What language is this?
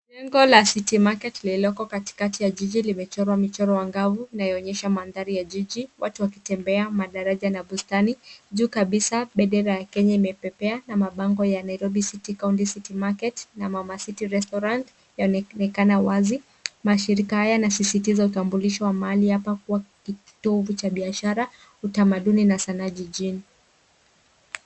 Swahili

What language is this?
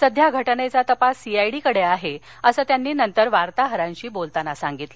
Marathi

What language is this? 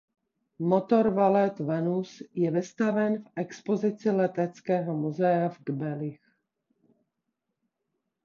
Czech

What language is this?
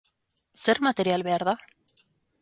Basque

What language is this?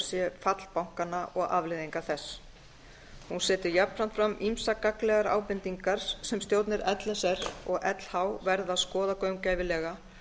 Icelandic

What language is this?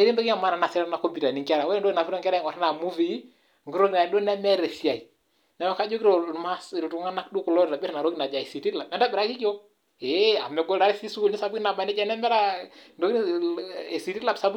Masai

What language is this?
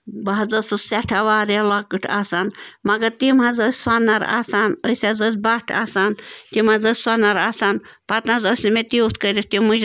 Kashmiri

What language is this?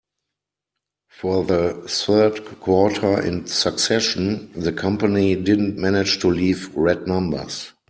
English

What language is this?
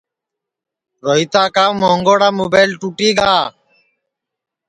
Sansi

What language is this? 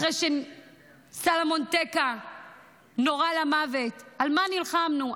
Hebrew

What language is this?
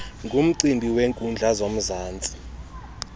Xhosa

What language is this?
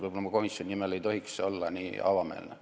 Estonian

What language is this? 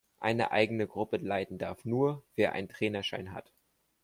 German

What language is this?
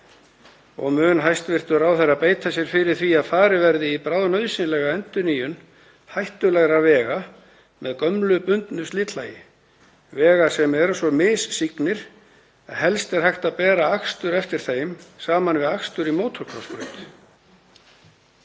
Icelandic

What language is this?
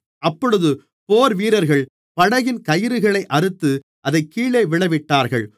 Tamil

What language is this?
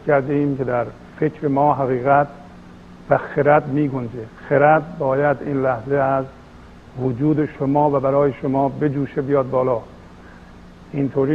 Persian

